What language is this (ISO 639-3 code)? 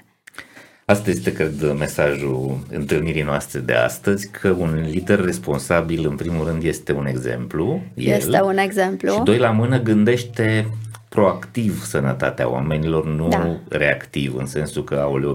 ron